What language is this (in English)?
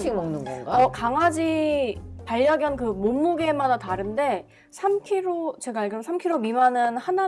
Korean